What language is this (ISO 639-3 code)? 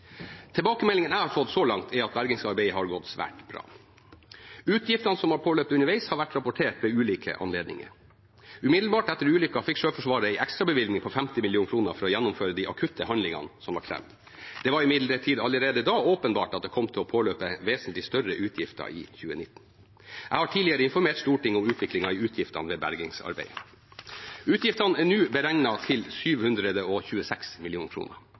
nob